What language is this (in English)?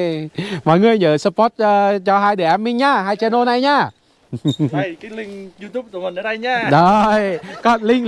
Vietnamese